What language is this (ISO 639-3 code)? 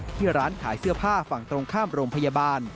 tha